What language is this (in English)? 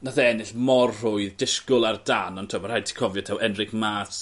Welsh